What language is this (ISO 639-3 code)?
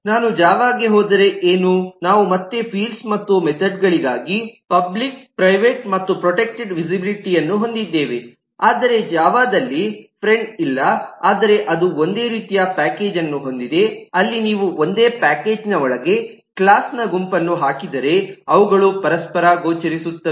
kan